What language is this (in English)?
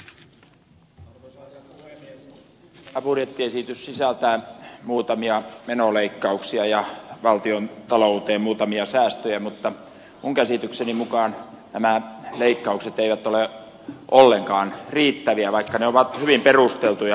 Finnish